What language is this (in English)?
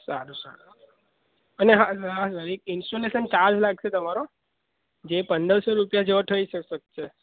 Gujarati